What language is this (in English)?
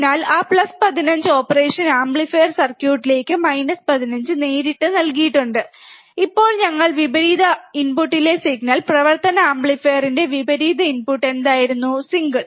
Malayalam